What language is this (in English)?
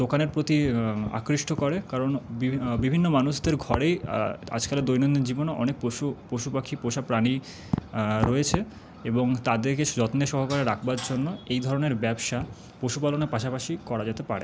Bangla